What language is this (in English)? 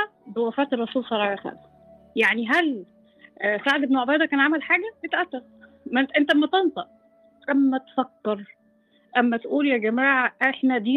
Arabic